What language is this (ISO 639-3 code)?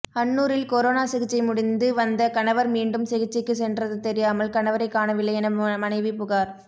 tam